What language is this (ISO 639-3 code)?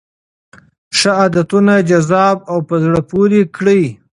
pus